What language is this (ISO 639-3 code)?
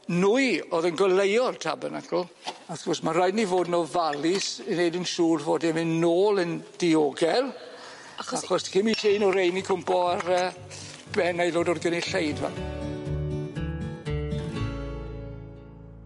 cym